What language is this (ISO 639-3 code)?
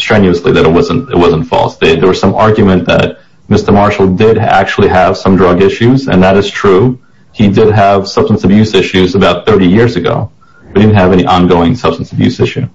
eng